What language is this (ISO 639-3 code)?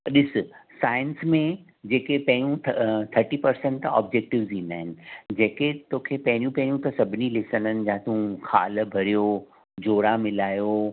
snd